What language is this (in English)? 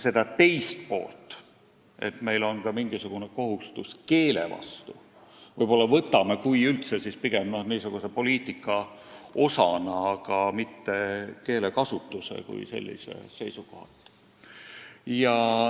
Estonian